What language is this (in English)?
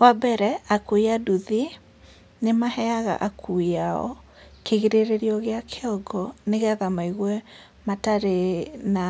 Kikuyu